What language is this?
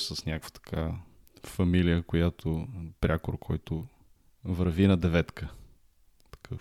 Bulgarian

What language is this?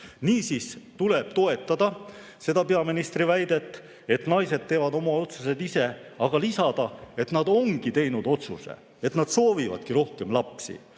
Estonian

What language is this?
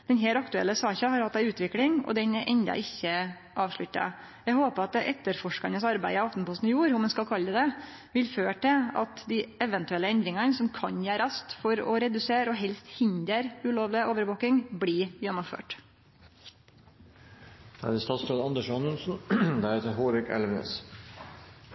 Norwegian Nynorsk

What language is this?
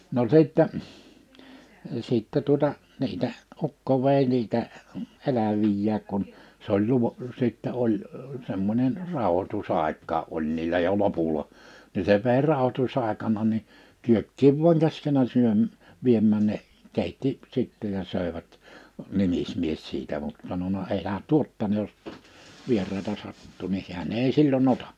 Finnish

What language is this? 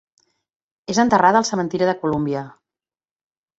Catalan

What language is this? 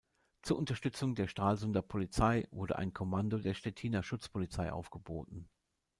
German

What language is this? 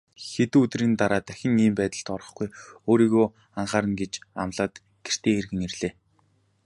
Mongolian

